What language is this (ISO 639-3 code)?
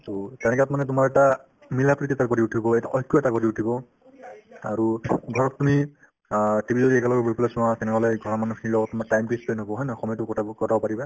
asm